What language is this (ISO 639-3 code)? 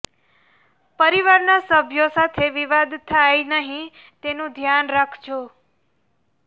guj